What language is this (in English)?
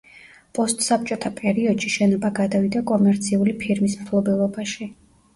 Georgian